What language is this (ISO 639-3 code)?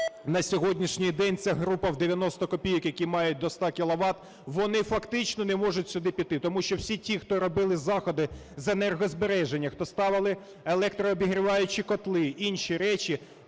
ukr